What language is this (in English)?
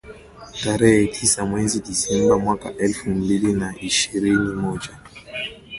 Swahili